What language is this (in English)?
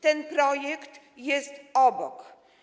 Polish